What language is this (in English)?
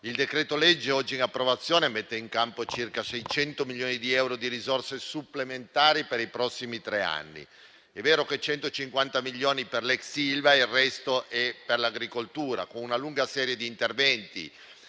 Italian